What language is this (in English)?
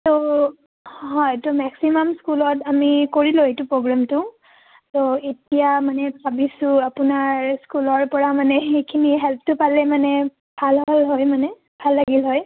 Assamese